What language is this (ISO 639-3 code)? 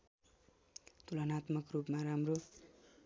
nep